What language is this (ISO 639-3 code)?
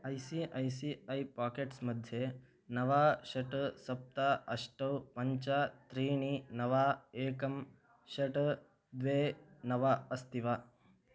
san